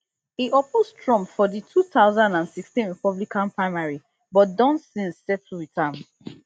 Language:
Nigerian Pidgin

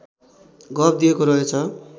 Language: Nepali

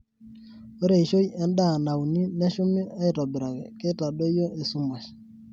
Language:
Masai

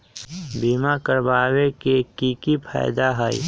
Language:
Magahi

